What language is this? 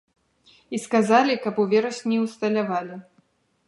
Belarusian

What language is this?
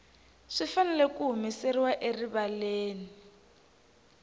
Tsonga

